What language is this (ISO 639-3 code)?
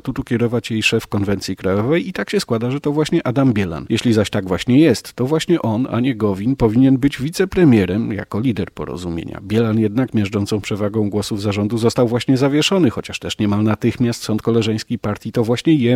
pol